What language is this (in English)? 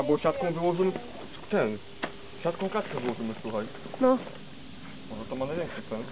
Polish